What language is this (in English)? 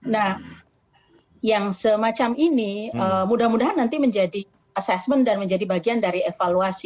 Indonesian